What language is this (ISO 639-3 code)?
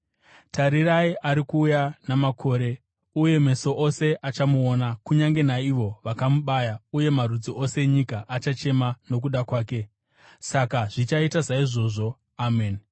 sna